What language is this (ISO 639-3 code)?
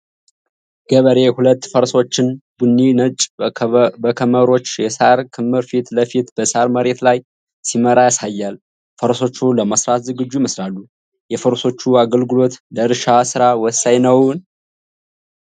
amh